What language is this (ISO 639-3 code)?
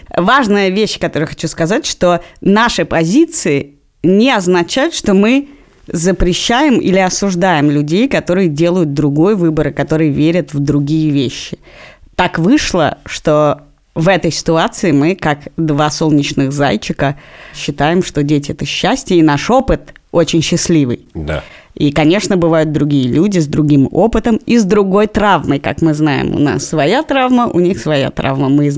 rus